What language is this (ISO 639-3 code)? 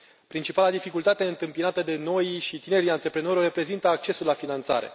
ron